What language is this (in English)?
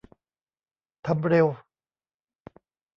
Thai